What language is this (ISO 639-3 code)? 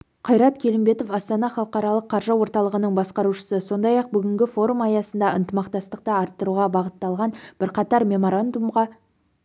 kaz